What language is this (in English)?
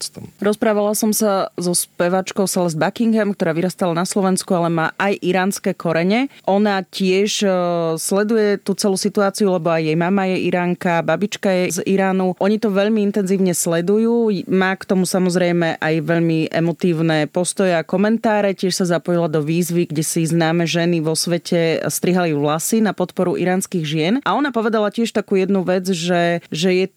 Slovak